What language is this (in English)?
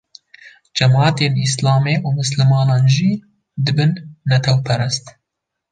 Kurdish